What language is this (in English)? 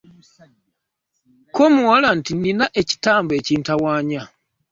Ganda